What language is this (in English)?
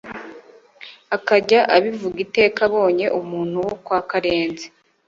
Kinyarwanda